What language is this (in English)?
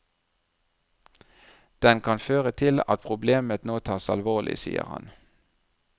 Norwegian